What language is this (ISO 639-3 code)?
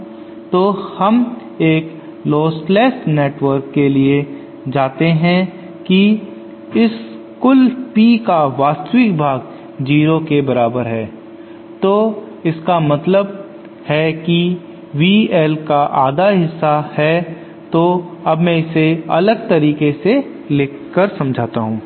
hin